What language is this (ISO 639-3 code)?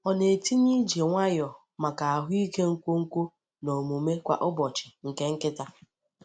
ibo